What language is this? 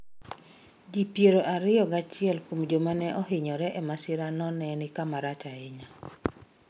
Luo (Kenya and Tanzania)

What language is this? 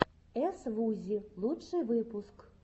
Russian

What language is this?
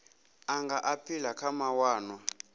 Venda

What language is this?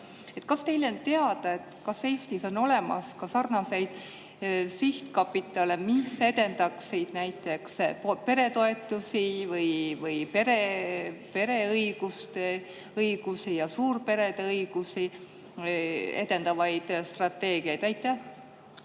Estonian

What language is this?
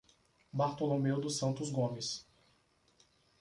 Portuguese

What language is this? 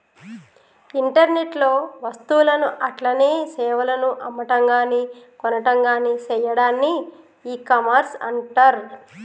Telugu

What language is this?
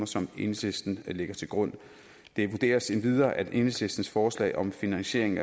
Danish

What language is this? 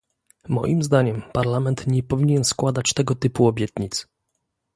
Polish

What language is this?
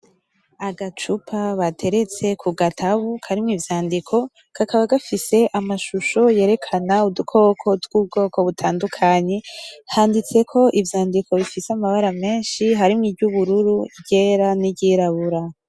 Rundi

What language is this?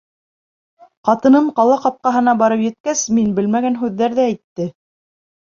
Bashkir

